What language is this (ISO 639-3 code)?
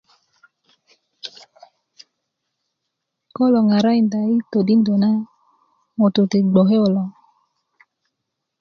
ukv